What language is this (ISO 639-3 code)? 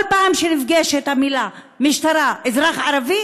heb